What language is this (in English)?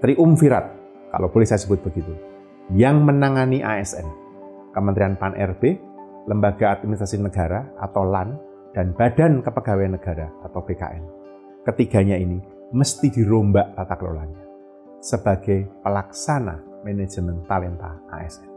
Indonesian